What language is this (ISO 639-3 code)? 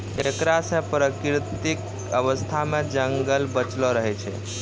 mai